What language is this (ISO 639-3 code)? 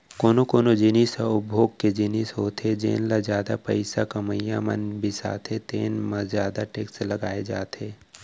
hne